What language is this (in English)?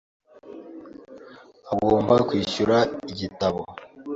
Kinyarwanda